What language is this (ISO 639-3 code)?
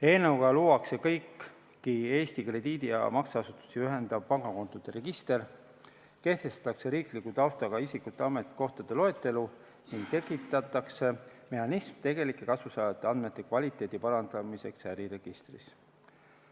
est